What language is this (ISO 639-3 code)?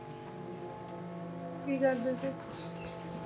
pan